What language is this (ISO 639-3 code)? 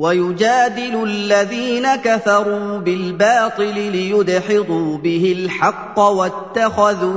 ara